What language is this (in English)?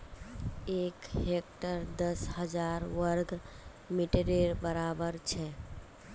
Magahi